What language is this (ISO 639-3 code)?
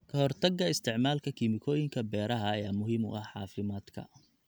som